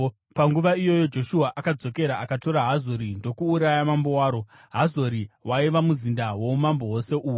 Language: Shona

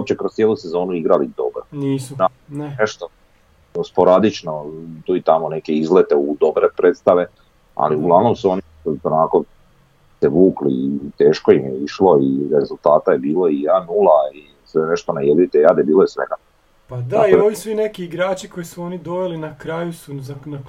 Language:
Croatian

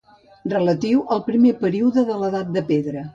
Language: Catalan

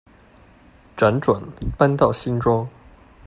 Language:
Chinese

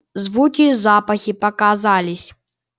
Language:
Russian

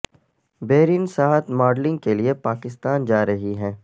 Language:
Urdu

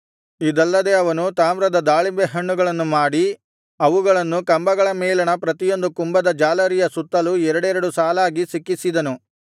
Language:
Kannada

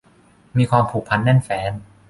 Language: Thai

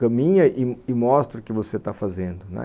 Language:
Portuguese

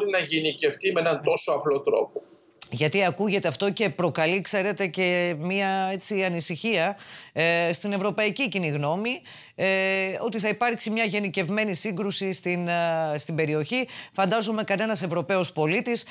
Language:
Greek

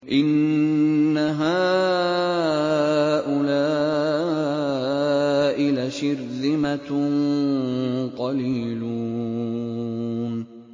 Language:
Arabic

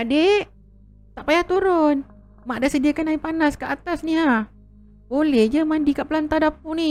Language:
Malay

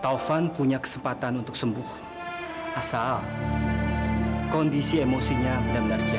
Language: Indonesian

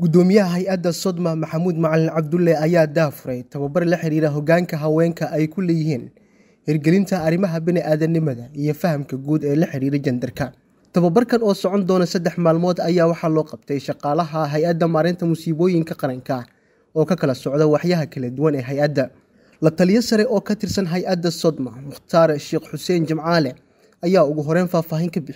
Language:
Arabic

